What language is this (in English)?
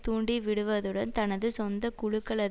Tamil